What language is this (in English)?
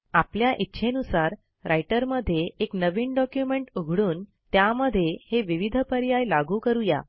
Marathi